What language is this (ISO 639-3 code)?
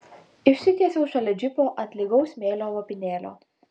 lit